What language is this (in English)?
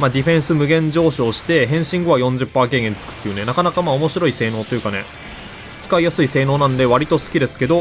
Japanese